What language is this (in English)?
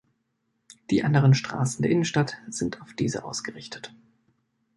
German